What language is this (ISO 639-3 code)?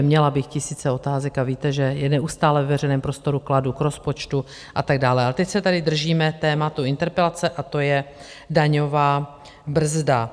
ces